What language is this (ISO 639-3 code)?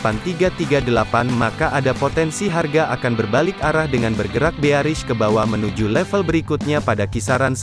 ind